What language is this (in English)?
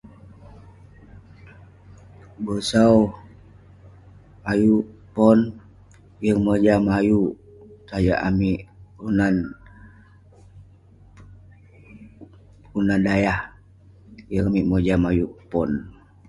Western Penan